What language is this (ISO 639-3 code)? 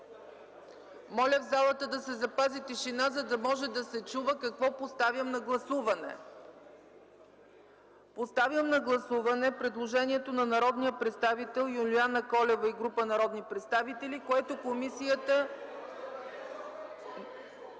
bul